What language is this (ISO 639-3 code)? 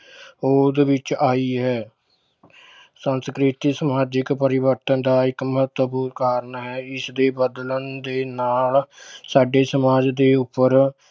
pan